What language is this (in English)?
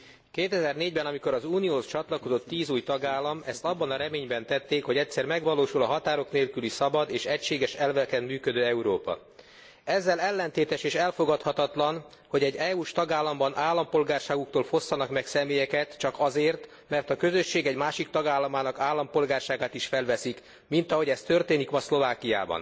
Hungarian